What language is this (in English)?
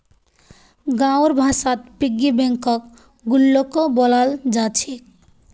Magahi